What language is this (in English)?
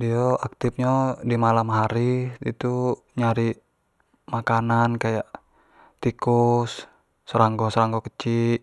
Jambi Malay